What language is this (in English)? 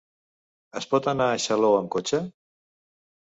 Catalan